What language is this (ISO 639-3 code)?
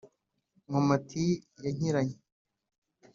kin